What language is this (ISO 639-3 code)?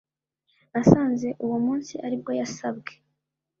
kin